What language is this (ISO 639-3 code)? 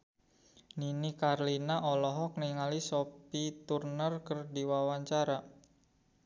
sun